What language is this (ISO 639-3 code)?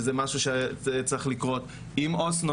heb